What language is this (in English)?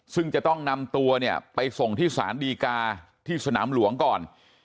Thai